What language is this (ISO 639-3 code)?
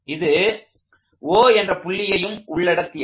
tam